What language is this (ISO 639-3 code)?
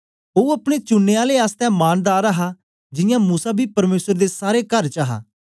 doi